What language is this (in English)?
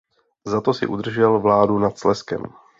Czech